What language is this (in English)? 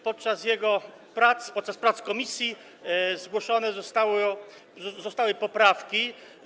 Polish